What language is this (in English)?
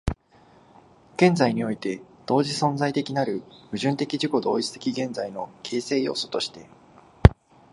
Japanese